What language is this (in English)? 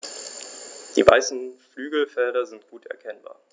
German